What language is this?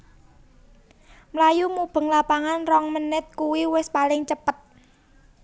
Javanese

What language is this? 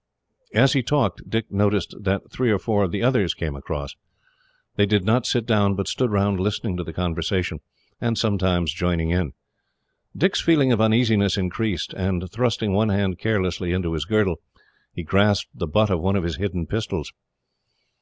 English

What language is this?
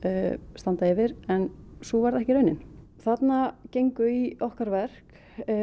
Icelandic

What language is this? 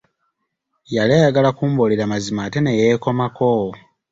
Ganda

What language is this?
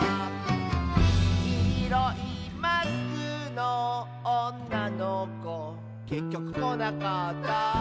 Japanese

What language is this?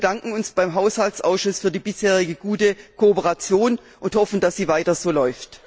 German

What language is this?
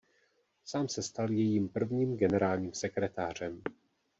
Czech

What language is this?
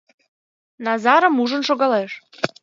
Mari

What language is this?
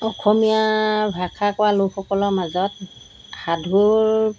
Assamese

